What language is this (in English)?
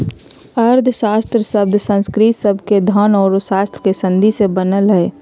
Magahi